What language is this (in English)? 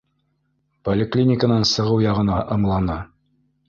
Bashkir